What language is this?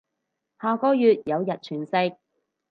Cantonese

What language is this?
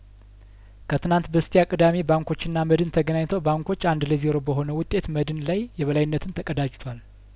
Amharic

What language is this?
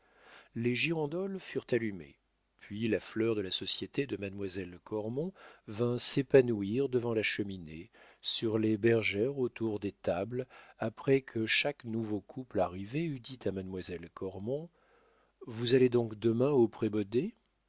French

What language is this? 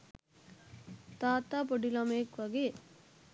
Sinhala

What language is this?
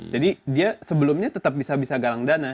Indonesian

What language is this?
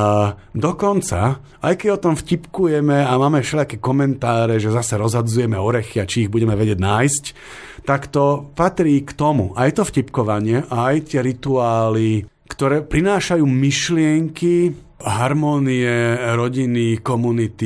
Slovak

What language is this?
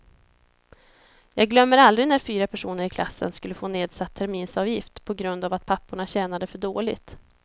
Swedish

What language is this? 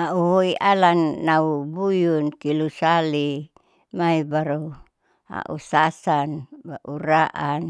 Saleman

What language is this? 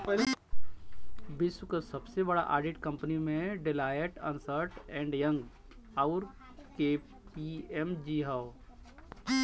Bhojpuri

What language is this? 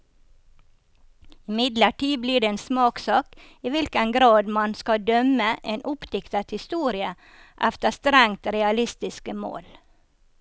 Norwegian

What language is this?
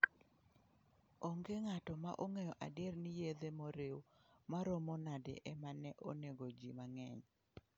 Luo (Kenya and Tanzania)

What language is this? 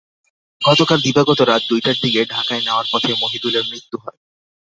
Bangla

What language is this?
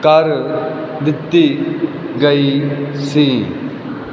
Punjabi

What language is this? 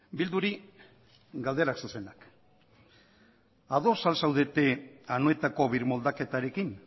Basque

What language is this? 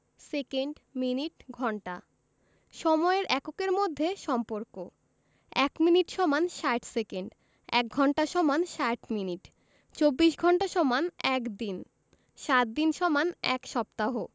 Bangla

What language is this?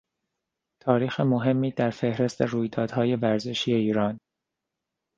Persian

